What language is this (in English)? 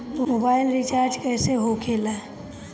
Bhojpuri